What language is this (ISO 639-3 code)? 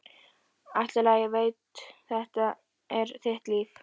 isl